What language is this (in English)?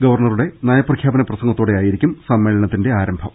Malayalam